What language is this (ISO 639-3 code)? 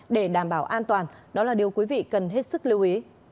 vie